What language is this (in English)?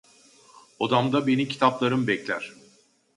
Turkish